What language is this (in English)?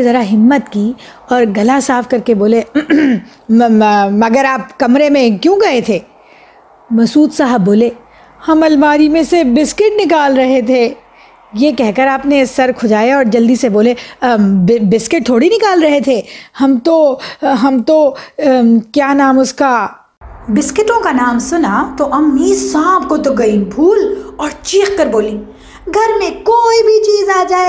Urdu